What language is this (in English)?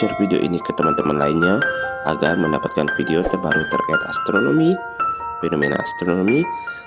Indonesian